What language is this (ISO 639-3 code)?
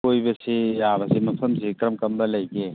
mni